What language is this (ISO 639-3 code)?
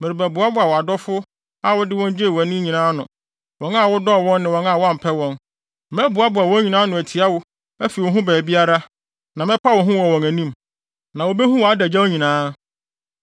aka